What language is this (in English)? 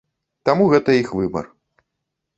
Belarusian